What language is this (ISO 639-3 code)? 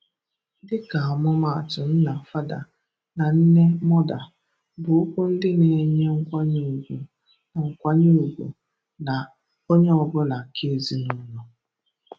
ibo